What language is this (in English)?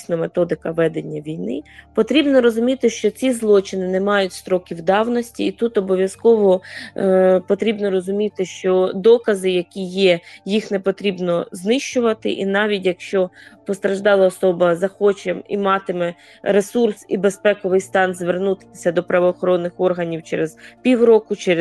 Ukrainian